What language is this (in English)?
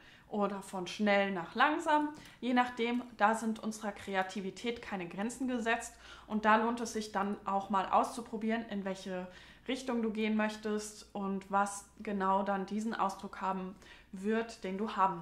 German